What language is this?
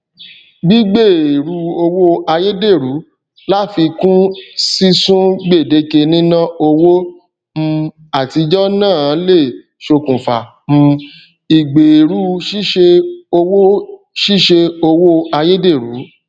Yoruba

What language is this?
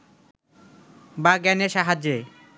Bangla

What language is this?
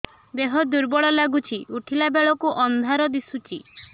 Odia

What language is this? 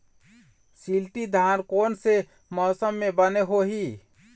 Chhattisgarhi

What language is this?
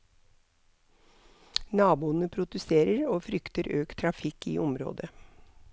Norwegian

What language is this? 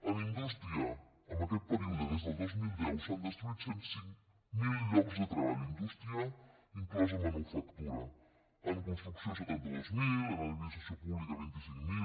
Catalan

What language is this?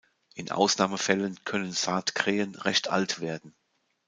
German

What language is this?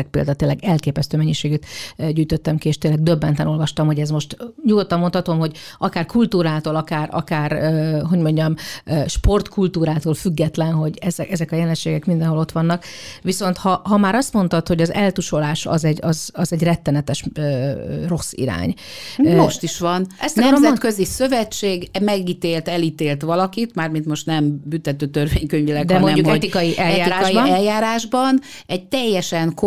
Hungarian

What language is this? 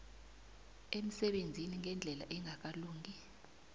South Ndebele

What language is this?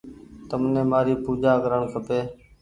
Goaria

